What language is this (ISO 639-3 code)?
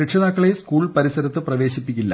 mal